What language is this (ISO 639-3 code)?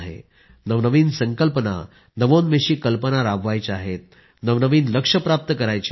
mar